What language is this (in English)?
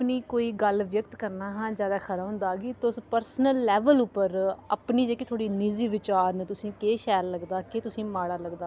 Dogri